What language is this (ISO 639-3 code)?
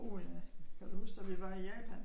dan